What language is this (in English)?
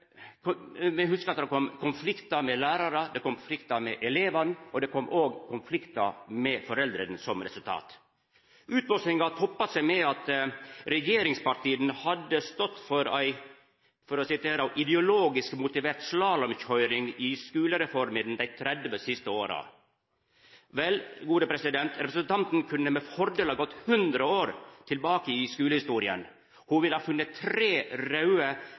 Norwegian Nynorsk